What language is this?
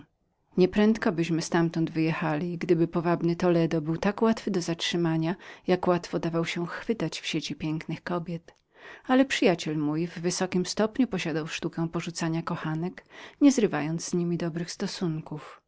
Polish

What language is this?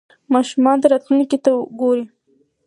Pashto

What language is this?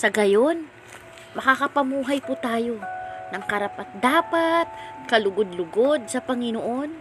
Filipino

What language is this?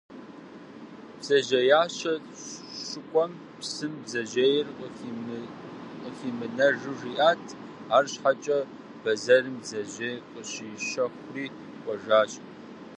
Kabardian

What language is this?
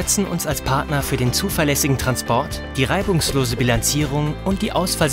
German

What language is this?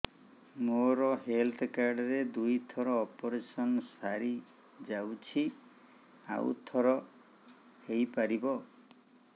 Odia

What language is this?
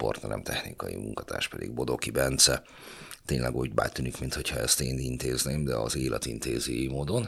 Hungarian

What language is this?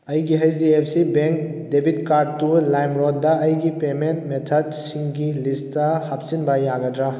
Manipuri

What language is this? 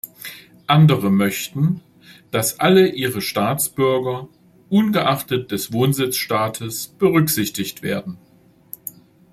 German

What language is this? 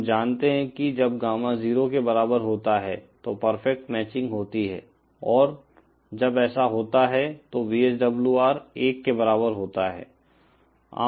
Hindi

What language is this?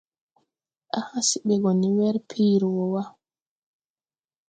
Tupuri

